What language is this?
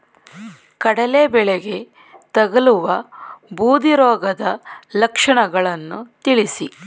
Kannada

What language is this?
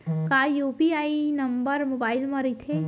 Chhattisgarhi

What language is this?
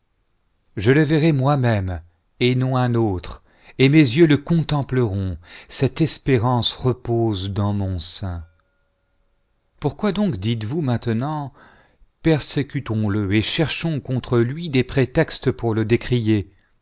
French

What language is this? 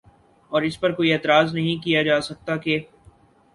Urdu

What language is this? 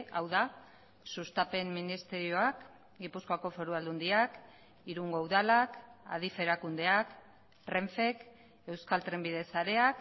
Basque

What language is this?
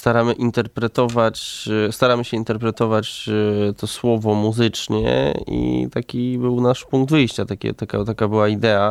Polish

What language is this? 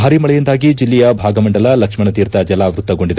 Kannada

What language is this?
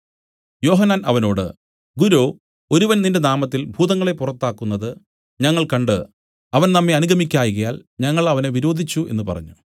Malayalam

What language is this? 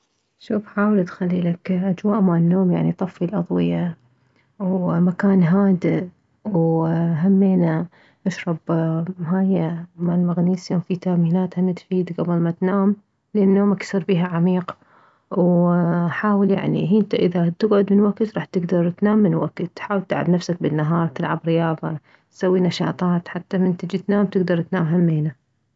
Mesopotamian Arabic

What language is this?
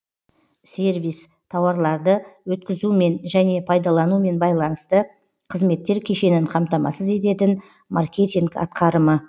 Kazakh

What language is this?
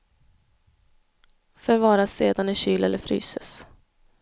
Swedish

